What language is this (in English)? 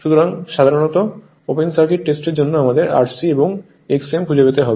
Bangla